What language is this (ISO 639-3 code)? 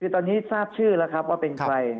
tha